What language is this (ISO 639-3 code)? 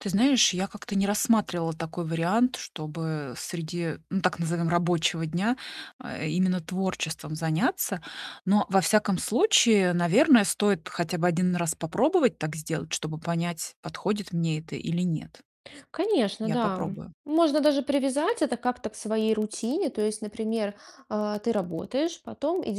rus